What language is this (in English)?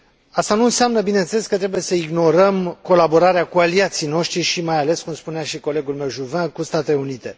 Romanian